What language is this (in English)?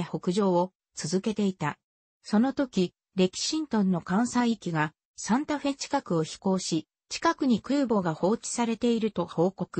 Japanese